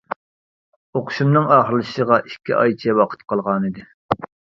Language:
Uyghur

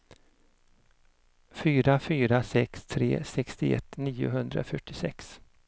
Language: Swedish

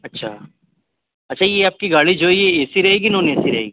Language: Urdu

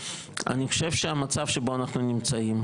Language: Hebrew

